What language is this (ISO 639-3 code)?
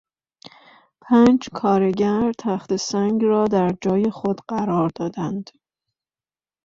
fas